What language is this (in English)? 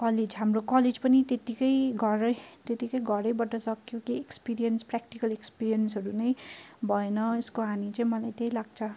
Nepali